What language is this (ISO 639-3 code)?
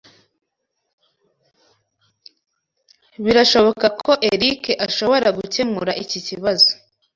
kin